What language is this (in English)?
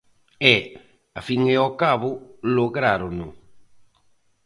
Galician